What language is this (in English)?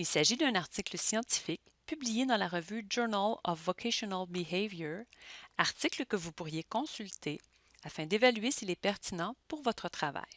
French